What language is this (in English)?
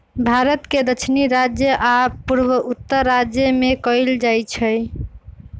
Magahi